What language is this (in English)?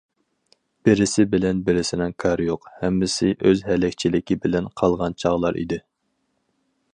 Uyghur